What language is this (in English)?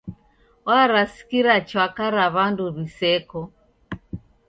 Taita